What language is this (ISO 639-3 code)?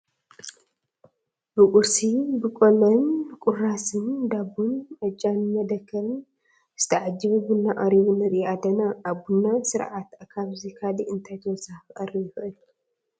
tir